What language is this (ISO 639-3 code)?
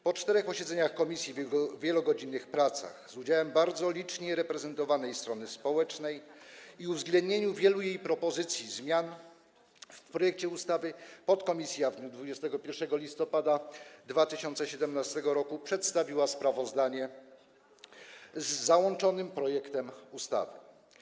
pol